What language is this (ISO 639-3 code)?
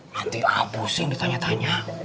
ind